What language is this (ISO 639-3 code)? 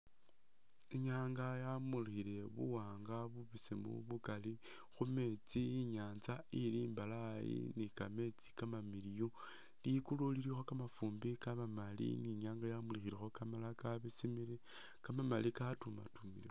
myx